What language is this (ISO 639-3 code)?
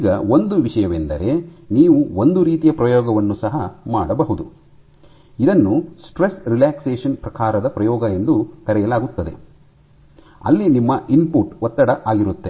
kan